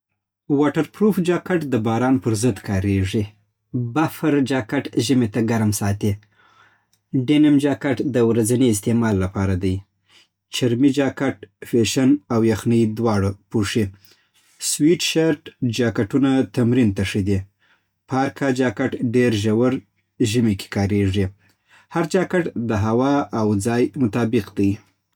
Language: Southern Pashto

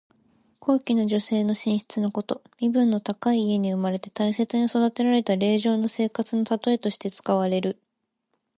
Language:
Japanese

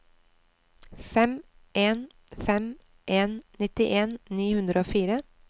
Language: Norwegian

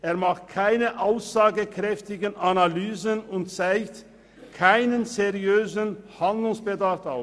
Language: Swiss German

